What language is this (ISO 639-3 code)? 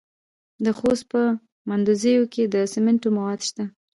pus